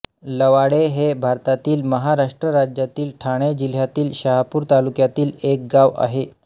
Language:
Marathi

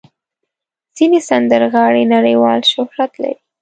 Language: Pashto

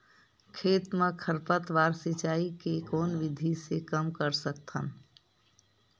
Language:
Chhattisgarhi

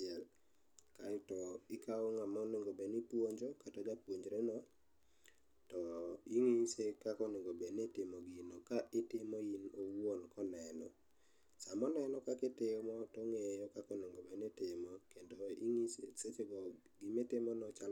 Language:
Luo (Kenya and Tanzania)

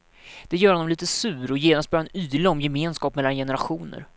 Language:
Swedish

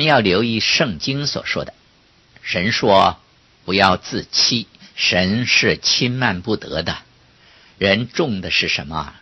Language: Chinese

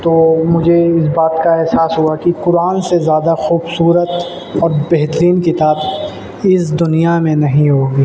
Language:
Urdu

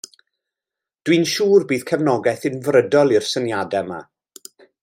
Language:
Welsh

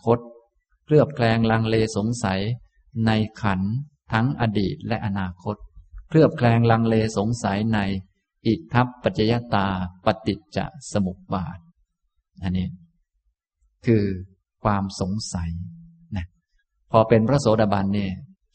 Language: Thai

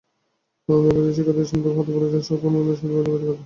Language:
Bangla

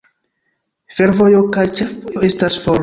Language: Esperanto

